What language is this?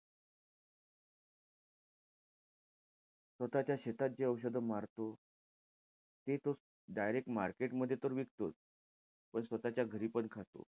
Marathi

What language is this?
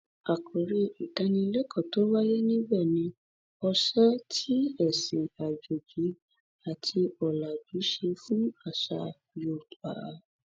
Yoruba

